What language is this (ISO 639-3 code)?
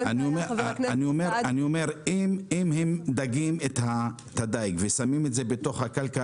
heb